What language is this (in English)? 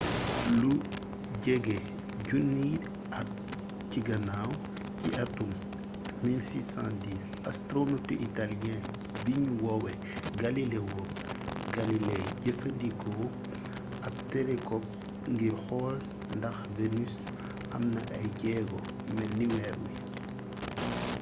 Wolof